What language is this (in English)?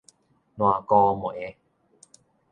Min Nan Chinese